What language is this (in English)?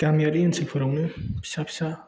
Bodo